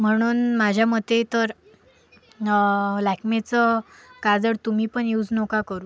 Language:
Marathi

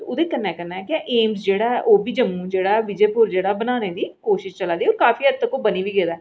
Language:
Dogri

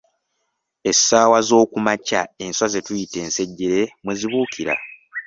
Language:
Ganda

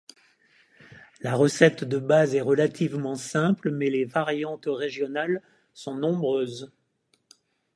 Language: French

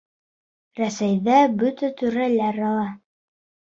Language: Bashkir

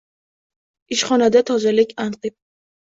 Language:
Uzbek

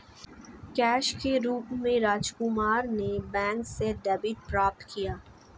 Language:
Hindi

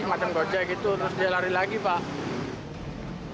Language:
Indonesian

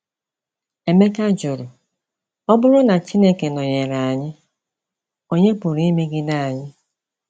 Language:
Igbo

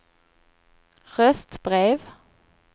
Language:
Swedish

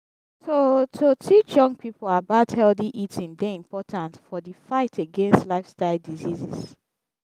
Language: Nigerian Pidgin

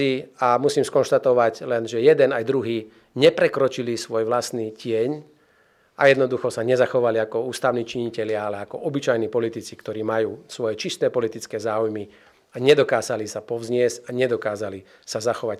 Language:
Slovak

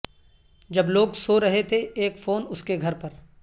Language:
Urdu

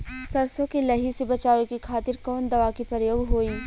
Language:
Bhojpuri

